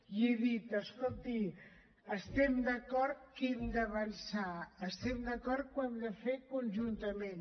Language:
Catalan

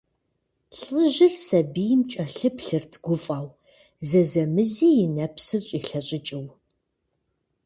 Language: Kabardian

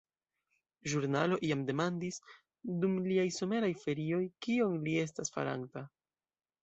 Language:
Esperanto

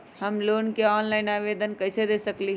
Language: Magahi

